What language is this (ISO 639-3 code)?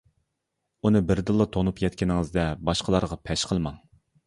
uig